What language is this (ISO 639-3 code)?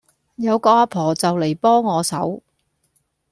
yue